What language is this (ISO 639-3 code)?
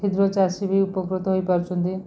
ori